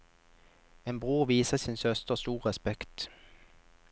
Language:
Norwegian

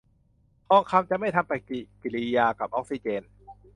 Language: Thai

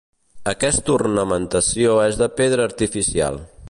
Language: Catalan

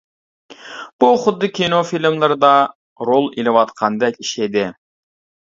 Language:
Uyghur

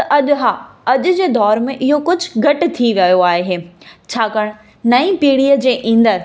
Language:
Sindhi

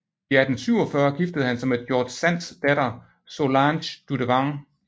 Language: Danish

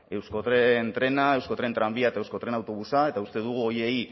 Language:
Basque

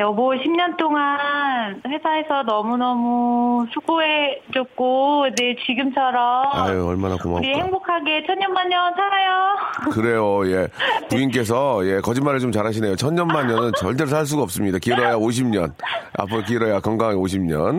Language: Korean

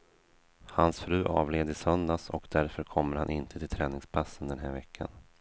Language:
Swedish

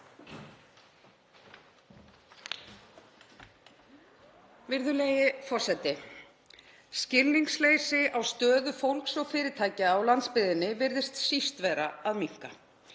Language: Icelandic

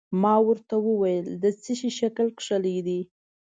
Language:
Pashto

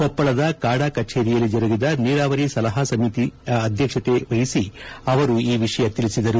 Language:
Kannada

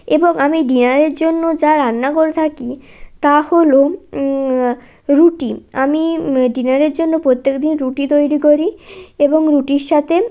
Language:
Bangla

